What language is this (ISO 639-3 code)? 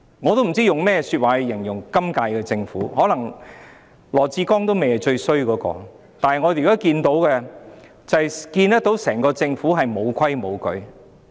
yue